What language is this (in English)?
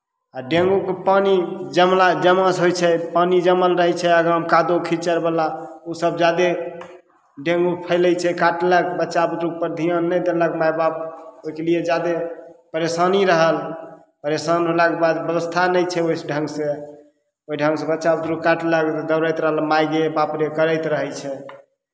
Maithili